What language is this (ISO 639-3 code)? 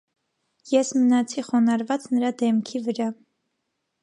hye